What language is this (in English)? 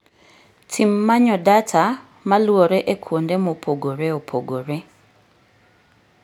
Luo (Kenya and Tanzania)